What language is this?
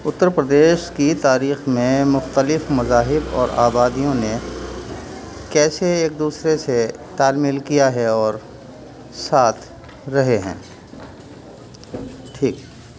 Urdu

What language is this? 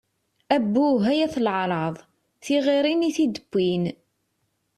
Kabyle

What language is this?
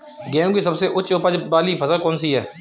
Hindi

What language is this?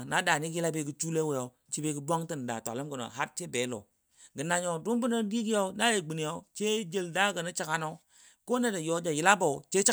Dadiya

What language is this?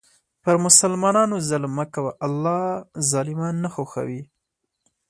Pashto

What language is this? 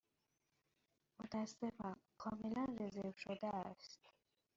Persian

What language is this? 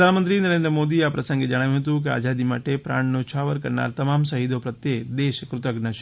Gujarati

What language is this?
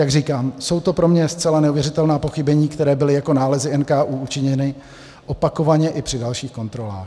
Czech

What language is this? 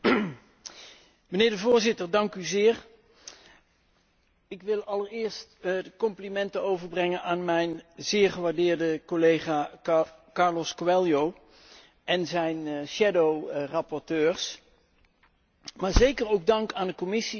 Dutch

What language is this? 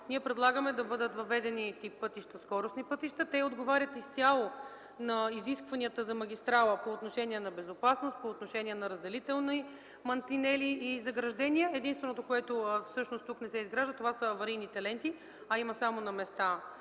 Bulgarian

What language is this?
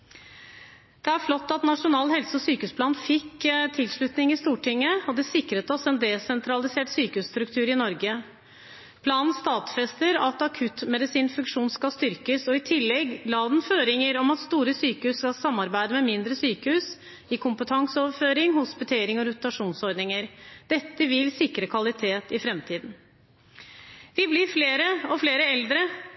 Norwegian Bokmål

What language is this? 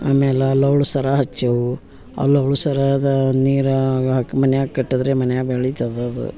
Kannada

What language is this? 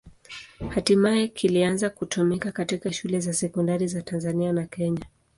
Swahili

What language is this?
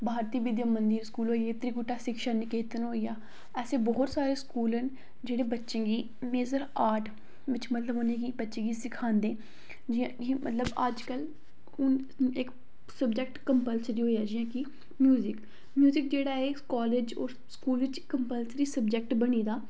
Dogri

